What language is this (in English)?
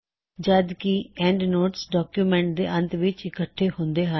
Punjabi